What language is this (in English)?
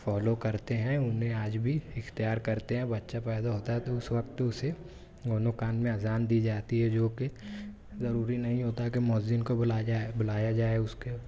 Urdu